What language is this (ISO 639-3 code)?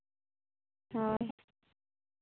sat